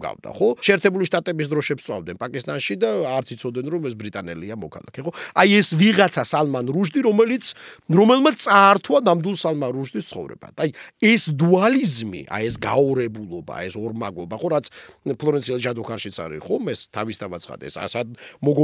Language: Romanian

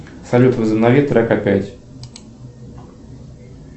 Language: Russian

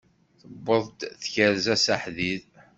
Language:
Kabyle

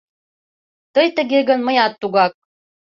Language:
Mari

